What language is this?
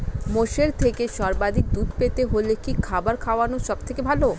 Bangla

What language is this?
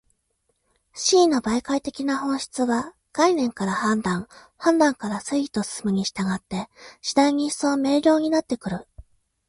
Japanese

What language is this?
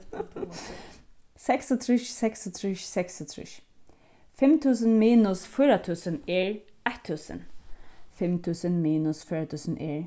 Faroese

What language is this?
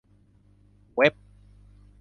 Thai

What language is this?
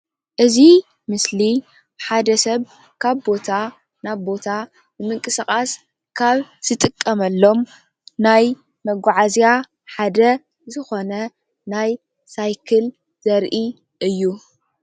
Tigrinya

